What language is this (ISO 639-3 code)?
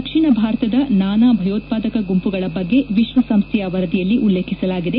kan